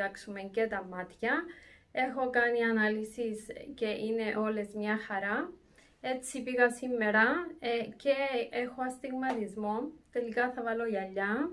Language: Greek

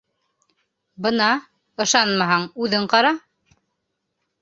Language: Bashkir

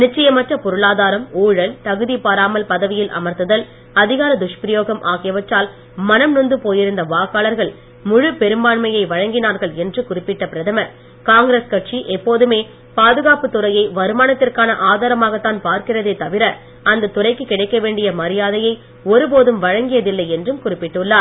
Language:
Tamil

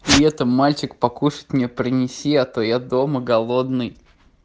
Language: Russian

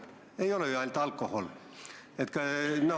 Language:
Estonian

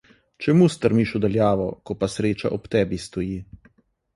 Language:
Slovenian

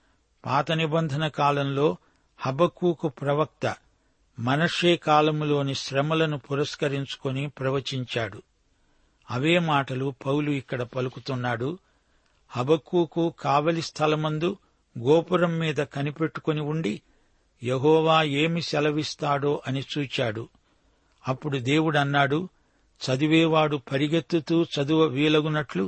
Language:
Telugu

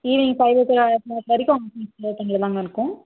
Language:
Tamil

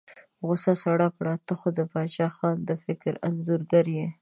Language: Pashto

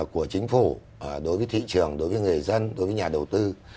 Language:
Vietnamese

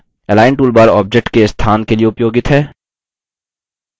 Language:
Hindi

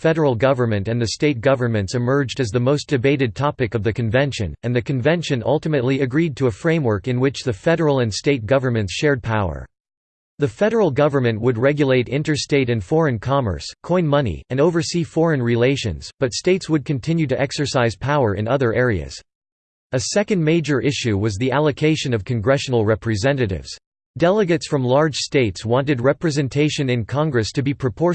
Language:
English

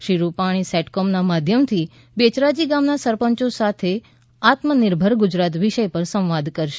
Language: Gujarati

